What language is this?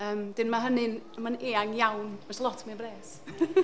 Welsh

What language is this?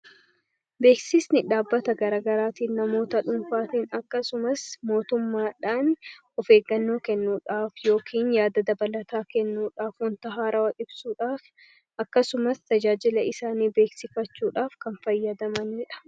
Oromo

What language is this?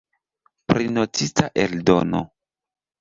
Esperanto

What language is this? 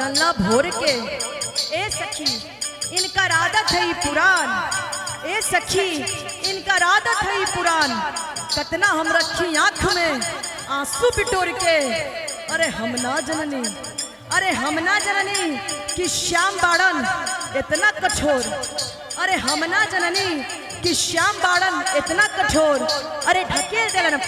Hindi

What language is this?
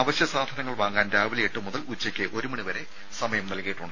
Malayalam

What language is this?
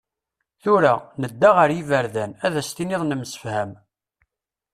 Kabyle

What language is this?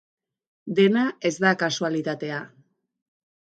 Basque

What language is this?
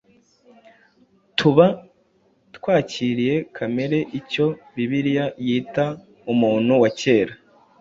Kinyarwanda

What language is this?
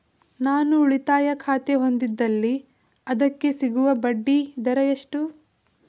Kannada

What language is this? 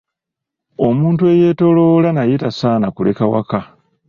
Ganda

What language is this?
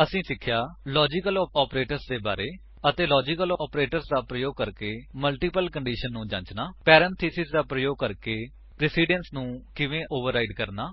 Punjabi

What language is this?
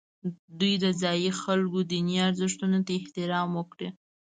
Pashto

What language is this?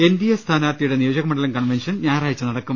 Malayalam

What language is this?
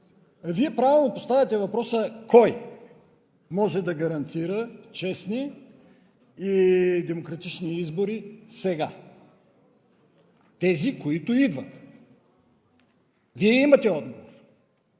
Bulgarian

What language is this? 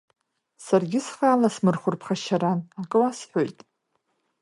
Abkhazian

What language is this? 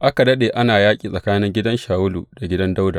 Hausa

